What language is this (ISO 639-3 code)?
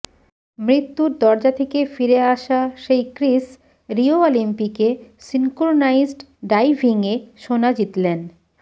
ben